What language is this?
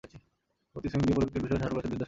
Bangla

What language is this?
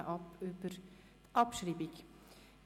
Swiss German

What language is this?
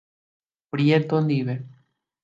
Guarani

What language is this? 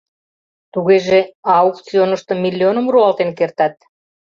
Mari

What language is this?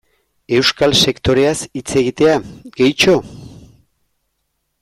Basque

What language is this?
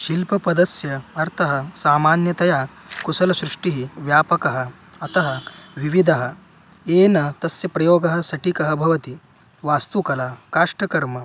Sanskrit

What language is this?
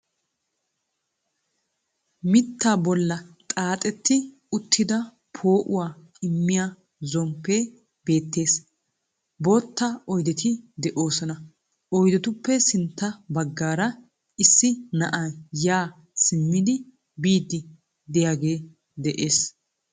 Wolaytta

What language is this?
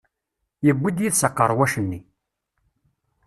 Kabyle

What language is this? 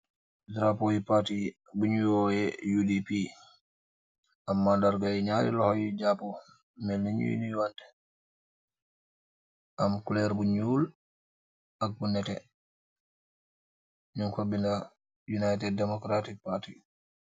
Wolof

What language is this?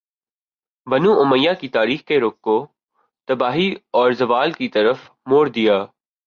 Urdu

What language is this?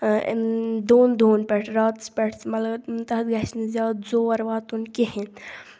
Kashmiri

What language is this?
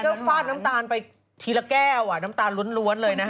Thai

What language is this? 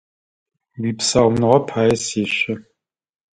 Adyghe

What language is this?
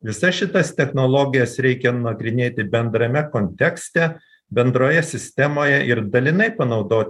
Lithuanian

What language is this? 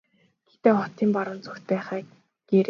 Mongolian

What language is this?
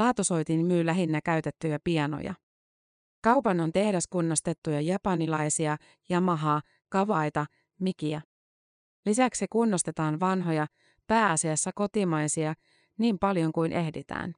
Finnish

